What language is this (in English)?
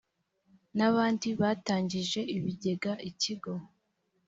Kinyarwanda